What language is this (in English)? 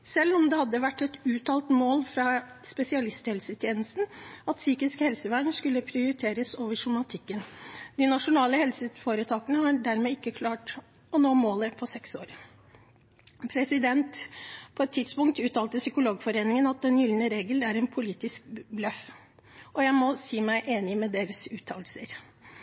Norwegian Bokmål